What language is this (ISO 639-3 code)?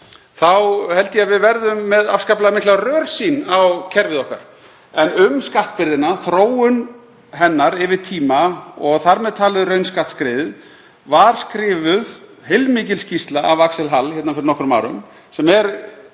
isl